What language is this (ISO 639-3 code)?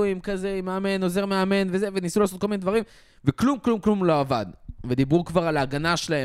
heb